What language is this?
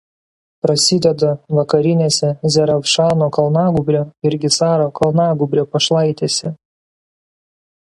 Lithuanian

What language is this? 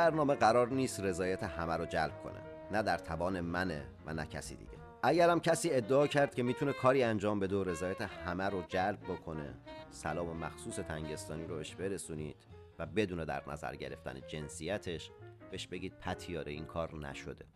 Persian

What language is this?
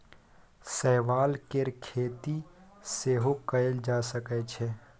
Maithili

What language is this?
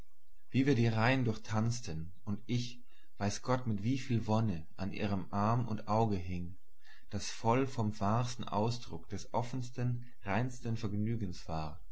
German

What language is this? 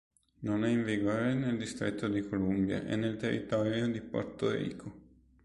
Italian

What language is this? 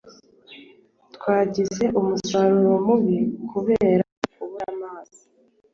Kinyarwanda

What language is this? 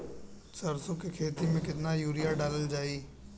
Bhojpuri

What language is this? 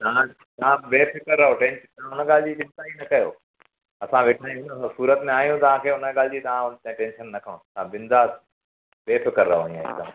Sindhi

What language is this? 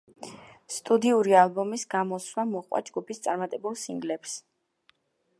Georgian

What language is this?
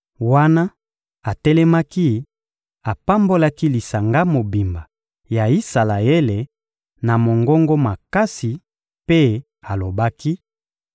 Lingala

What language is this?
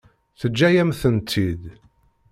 Kabyle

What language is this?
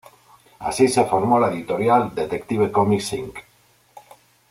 Spanish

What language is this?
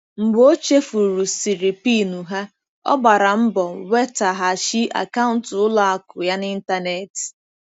Igbo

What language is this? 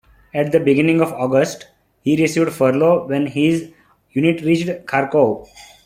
English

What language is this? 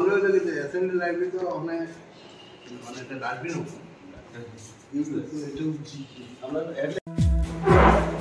Turkish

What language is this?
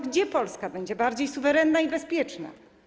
Polish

